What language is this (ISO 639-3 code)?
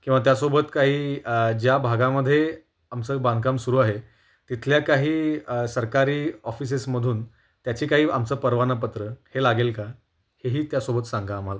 mar